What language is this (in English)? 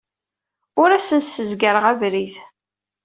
Kabyle